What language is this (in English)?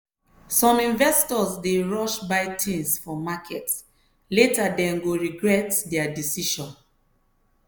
Nigerian Pidgin